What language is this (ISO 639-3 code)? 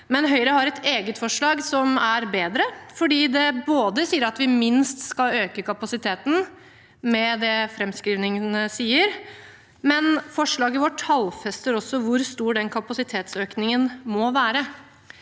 nor